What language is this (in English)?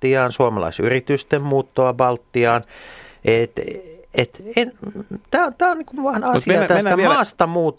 Finnish